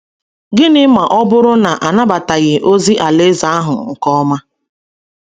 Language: Igbo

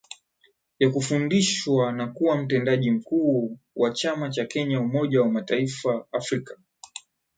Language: Swahili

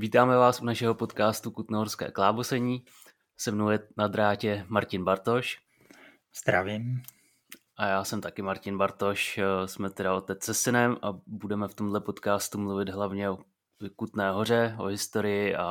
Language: Czech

